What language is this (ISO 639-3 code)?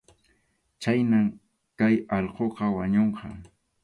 qxu